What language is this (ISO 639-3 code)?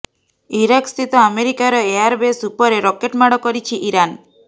ori